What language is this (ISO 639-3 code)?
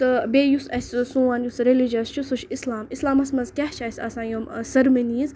kas